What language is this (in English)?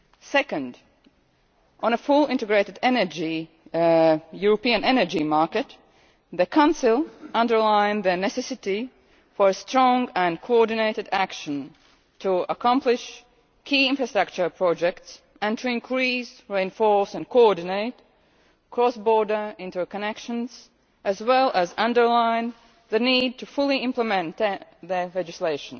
English